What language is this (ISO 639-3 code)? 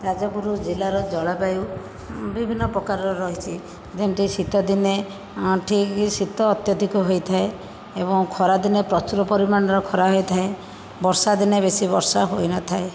ori